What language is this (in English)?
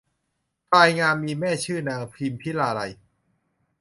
Thai